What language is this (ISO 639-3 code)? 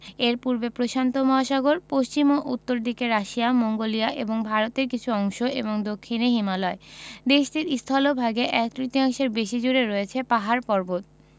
ben